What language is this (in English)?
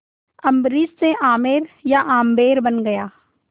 Hindi